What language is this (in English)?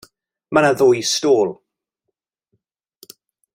Welsh